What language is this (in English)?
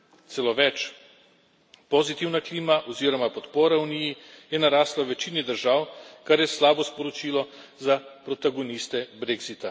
Slovenian